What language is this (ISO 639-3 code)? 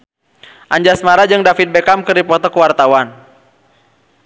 sun